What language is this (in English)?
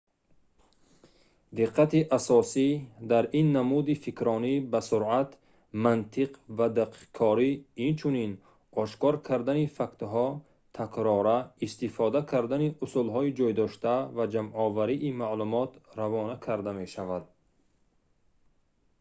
Tajik